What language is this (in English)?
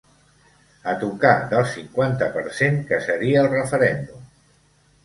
Catalan